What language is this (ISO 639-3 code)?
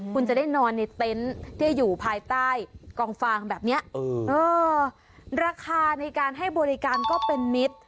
tha